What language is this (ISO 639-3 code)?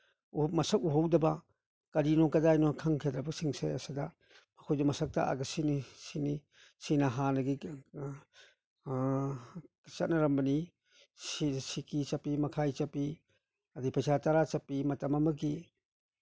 mni